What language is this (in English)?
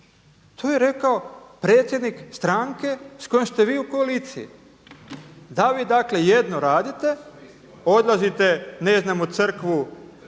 Croatian